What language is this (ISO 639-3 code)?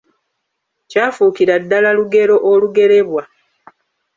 lug